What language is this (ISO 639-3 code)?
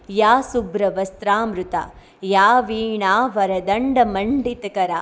guj